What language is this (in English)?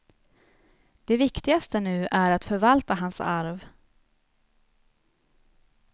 Swedish